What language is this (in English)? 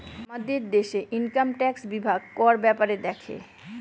Bangla